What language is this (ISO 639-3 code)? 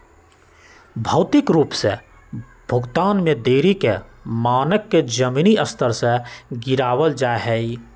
mag